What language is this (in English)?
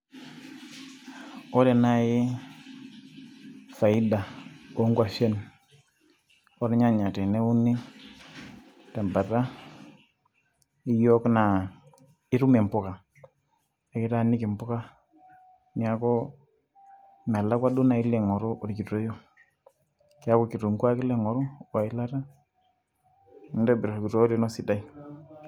Masai